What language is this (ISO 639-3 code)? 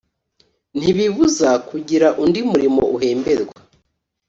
kin